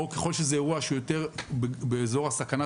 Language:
Hebrew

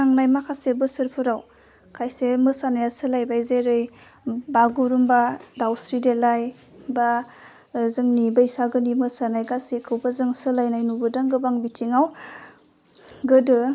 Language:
Bodo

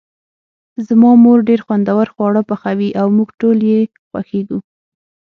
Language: Pashto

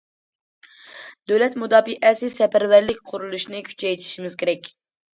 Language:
Uyghur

